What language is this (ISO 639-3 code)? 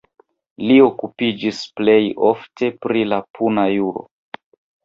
epo